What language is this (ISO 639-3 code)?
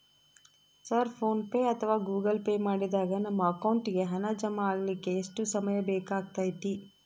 kan